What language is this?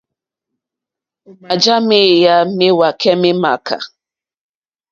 Mokpwe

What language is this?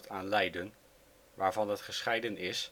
Dutch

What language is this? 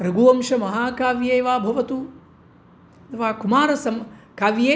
Sanskrit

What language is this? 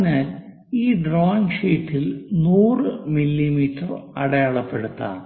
Malayalam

